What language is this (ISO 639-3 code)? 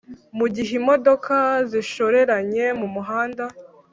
kin